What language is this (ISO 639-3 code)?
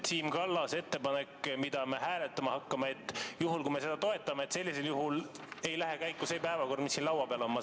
est